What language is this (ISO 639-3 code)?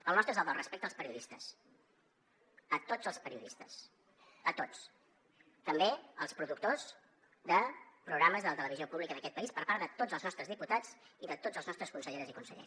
cat